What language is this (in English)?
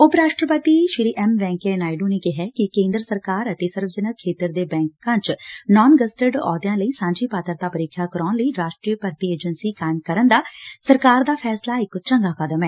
Punjabi